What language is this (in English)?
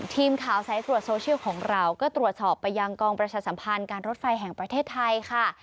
Thai